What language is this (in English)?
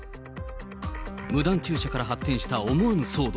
Japanese